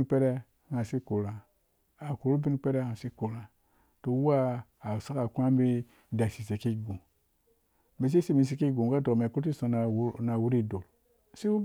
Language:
Dũya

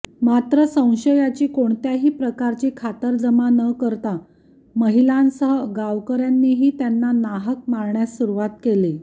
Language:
Marathi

